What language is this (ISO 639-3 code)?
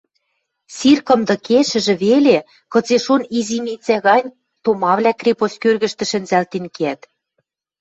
mrj